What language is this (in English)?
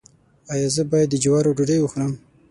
Pashto